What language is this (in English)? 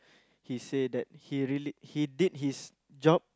English